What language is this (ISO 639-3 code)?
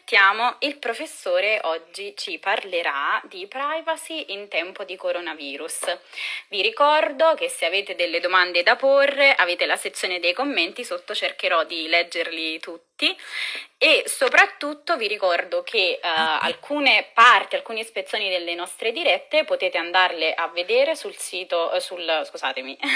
ita